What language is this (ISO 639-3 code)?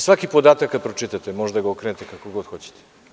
srp